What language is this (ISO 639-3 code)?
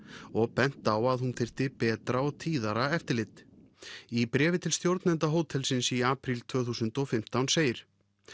isl